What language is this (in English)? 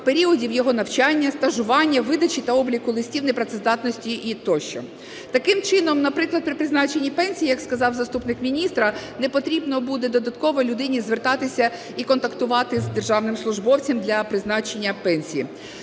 Ukrainian